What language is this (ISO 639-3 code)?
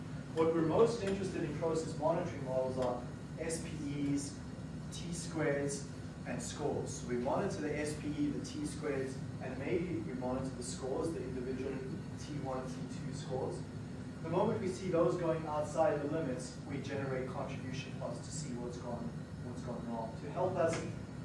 eng